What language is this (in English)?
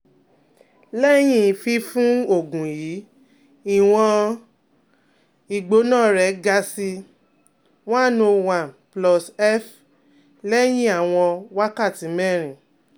Yoruba